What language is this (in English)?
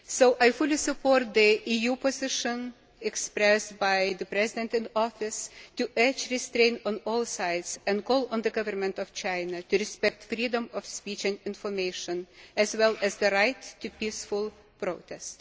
English